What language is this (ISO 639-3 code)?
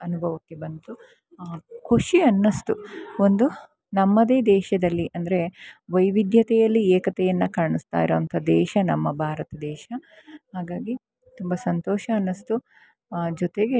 kan